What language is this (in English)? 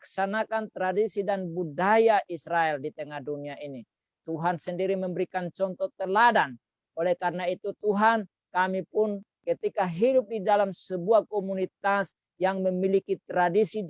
Indonesian